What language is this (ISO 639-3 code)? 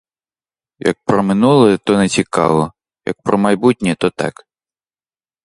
ukr